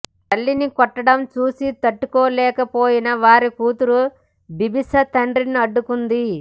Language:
Telugu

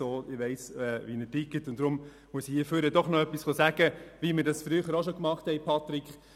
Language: Swiss German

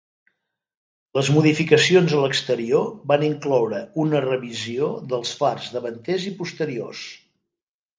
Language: Catalan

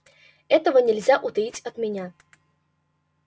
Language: Russian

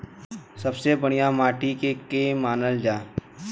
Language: Bhojpuri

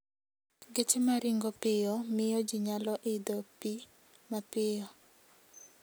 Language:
Luo (Kenya and Tanzania)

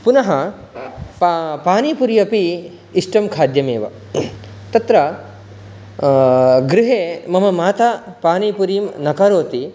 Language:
Sanskrit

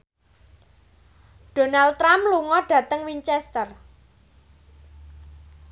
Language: Javanese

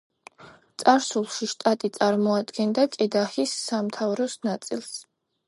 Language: Georgian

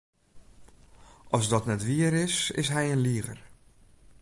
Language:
Western Frisian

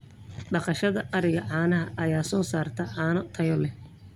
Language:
Somali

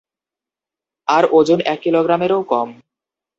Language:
Bangla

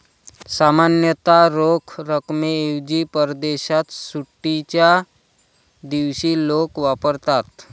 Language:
Marathi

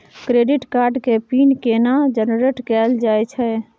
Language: Maithili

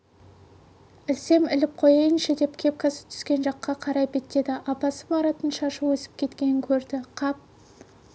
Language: Kazakh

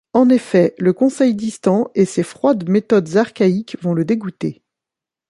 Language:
French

